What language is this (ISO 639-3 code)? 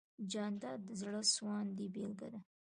pus